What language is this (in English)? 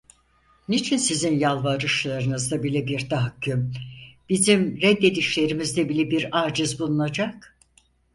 Turkish